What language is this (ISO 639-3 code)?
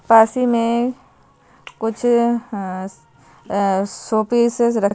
hin